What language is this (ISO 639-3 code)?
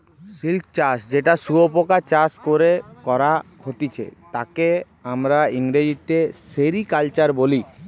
ben